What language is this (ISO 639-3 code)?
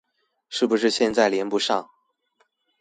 zho